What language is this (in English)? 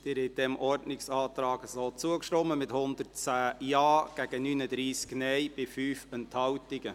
Swiss German